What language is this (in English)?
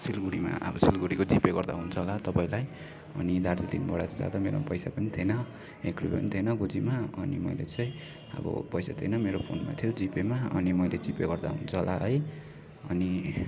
Nepali